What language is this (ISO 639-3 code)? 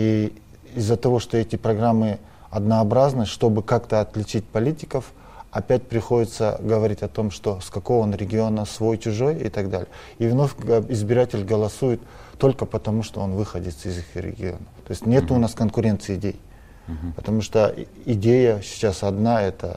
rus